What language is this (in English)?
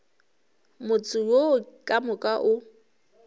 Northern Sotho